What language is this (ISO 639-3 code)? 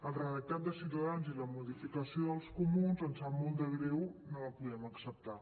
cat